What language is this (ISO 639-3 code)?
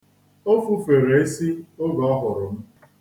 ibo